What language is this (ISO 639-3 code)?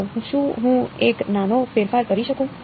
guj